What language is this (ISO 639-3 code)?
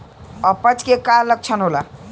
bho